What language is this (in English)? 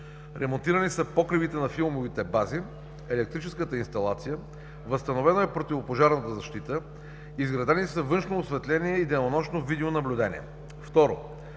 Bulgarian